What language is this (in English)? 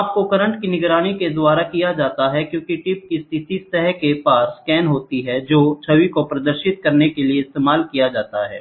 Hindi